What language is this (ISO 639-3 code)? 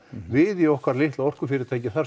isl